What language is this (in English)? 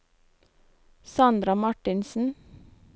Norwegian